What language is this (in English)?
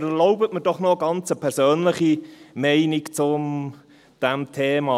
Swiss German